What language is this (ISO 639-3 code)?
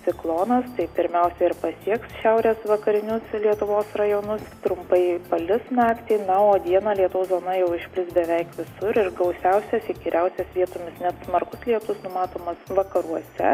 lit